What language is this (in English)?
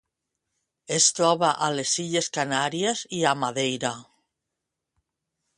Catalan